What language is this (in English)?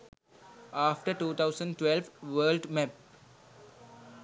Sinhala